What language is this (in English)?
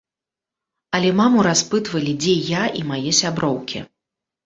Belarusian